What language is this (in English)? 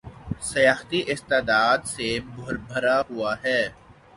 Urdu